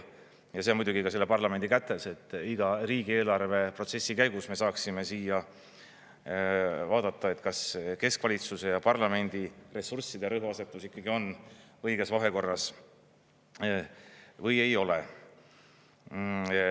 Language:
Estonian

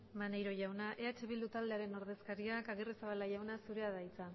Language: Basque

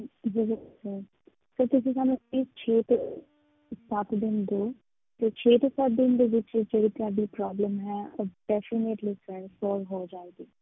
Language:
Punjabi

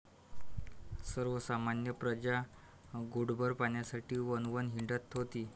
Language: Marathi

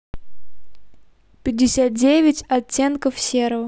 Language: Russian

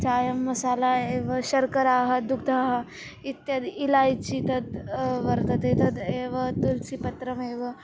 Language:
Sanskrit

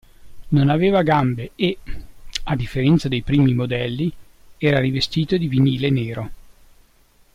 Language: Italian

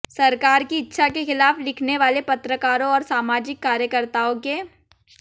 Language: Hindi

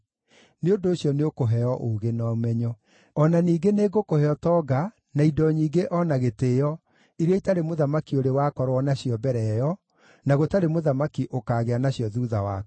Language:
Kikuyu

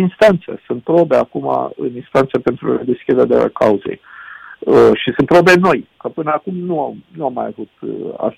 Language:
Romanian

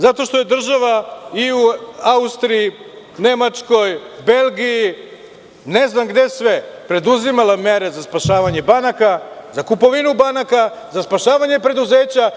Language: Serbian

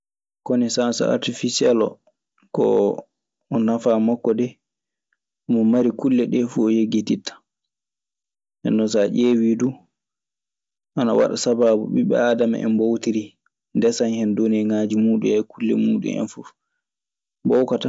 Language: Maasina Fulfulde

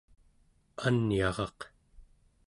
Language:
Central Yupik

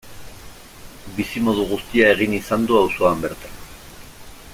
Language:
Basque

